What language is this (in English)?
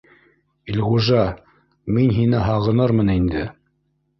Bashkir